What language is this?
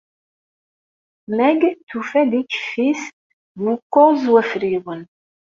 Kabyle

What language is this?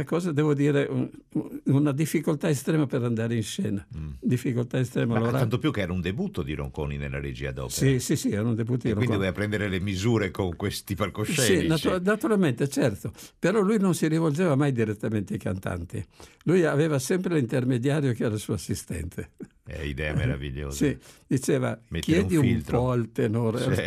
Italian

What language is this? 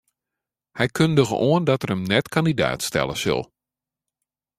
Western Frisian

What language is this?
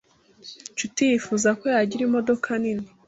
Kinyarwanda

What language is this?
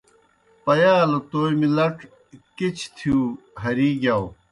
Kohistani Shina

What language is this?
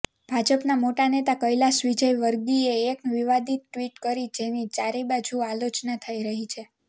Gujarati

